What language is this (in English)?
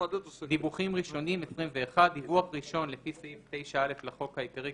Hebrew